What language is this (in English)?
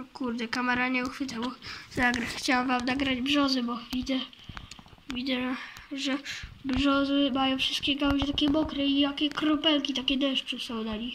Polish